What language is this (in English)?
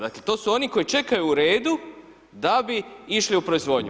Croatian